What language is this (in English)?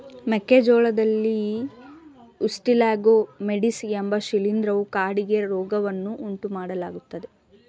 Kannada